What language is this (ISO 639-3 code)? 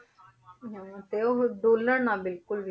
pan